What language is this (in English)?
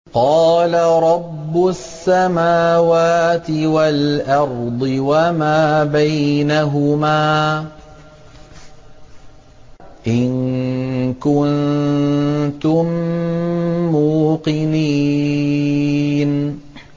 Arabic